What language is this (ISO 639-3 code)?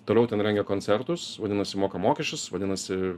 lit